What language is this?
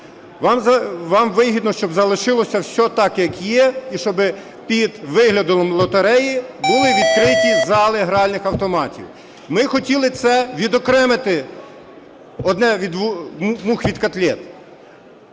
Ukrainian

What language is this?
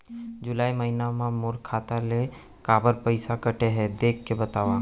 Chhattisgarhi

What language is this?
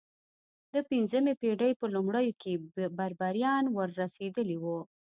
Pashto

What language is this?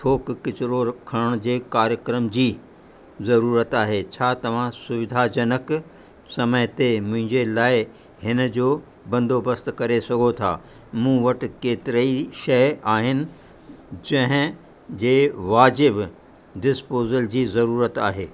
Sindhi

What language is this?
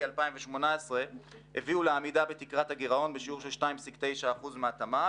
Hebrew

